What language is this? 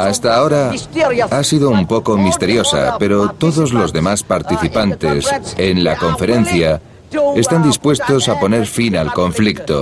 Spanish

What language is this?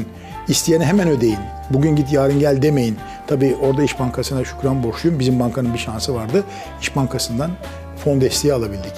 Turkish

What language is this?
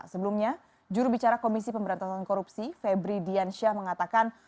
Indonesian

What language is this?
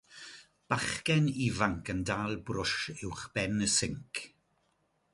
Welsh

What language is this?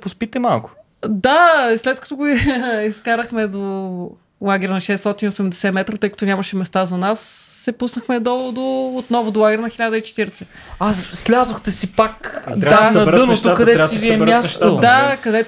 Bulgarian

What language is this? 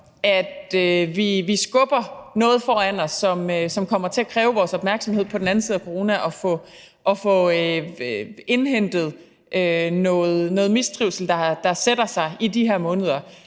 Danish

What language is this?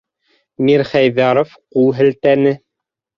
Bashkir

